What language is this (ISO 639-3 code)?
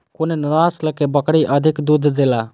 mai